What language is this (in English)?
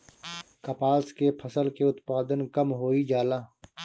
Bhojpuri